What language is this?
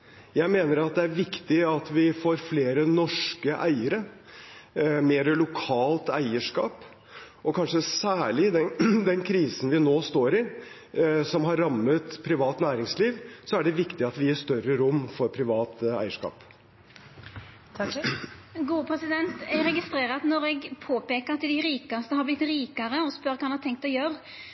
Norwegian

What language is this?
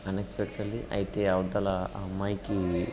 Telugu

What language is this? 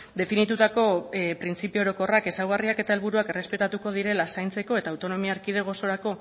Basque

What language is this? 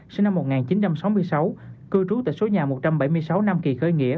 Vietnamese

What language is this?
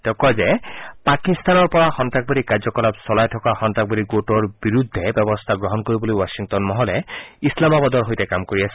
Assamese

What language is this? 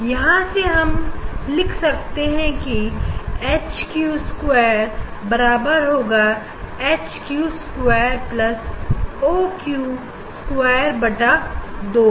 Hindi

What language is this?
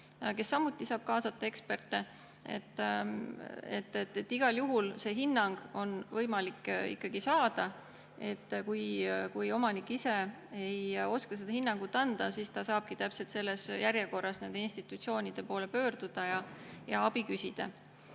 Estonian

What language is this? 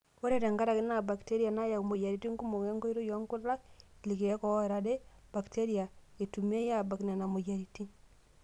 Masai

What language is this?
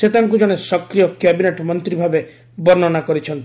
Odia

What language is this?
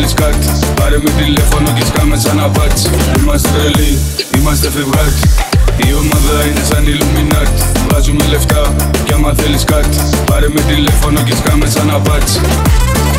Greek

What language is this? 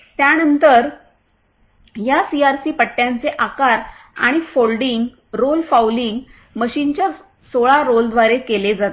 Marathi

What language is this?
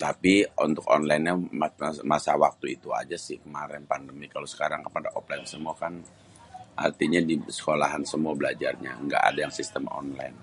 Betawi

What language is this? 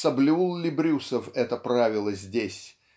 Russian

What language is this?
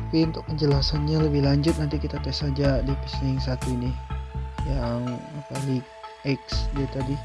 Indonesian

